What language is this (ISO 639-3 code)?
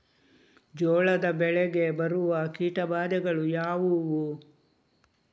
kan